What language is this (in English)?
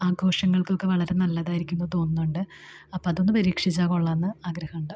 Malayalam